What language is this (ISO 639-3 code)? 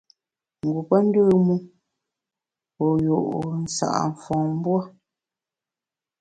bax